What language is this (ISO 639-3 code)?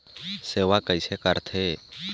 hne